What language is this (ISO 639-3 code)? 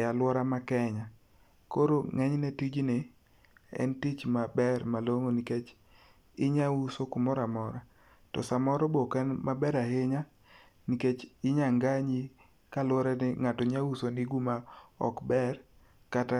luo